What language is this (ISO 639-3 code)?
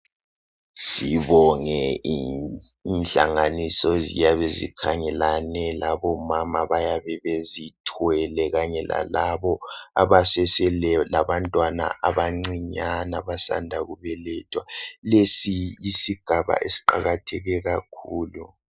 nde